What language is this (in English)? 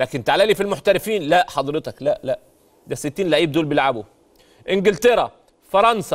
Arabic